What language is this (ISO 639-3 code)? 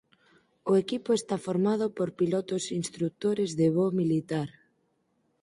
glg